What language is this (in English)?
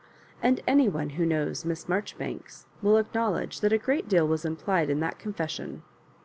English